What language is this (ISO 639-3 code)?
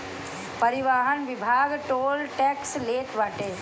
bho